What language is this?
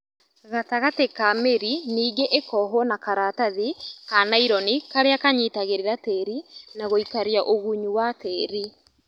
Kikuyu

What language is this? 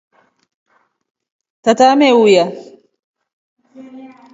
Rombo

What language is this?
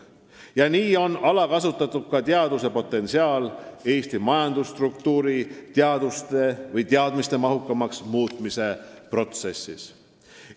Estonian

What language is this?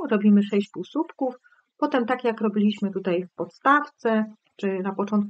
Polish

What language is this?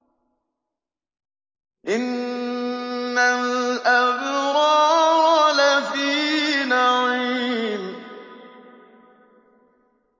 Arabic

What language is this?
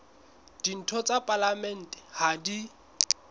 Southern Sotho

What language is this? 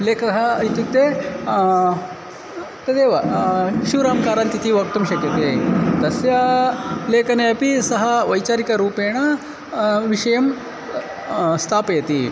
Sanskrit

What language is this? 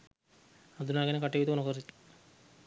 Sinhala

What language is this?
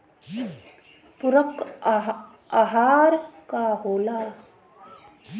Bhojpuri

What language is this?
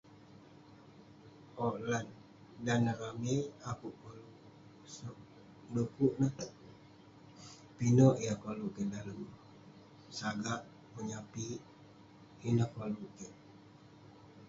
Western Penan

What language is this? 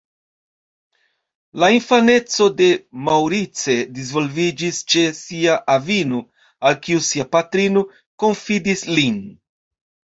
Esperanto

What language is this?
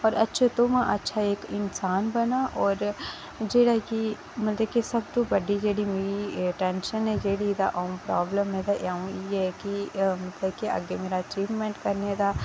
Dogri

